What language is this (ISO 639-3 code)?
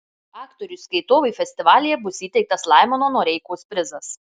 lit